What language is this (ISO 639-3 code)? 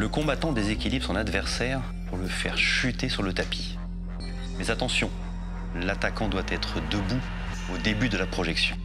fra